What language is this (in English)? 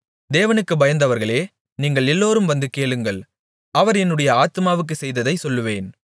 Tamil